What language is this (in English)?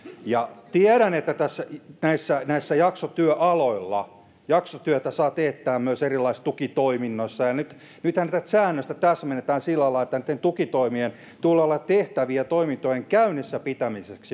Finnish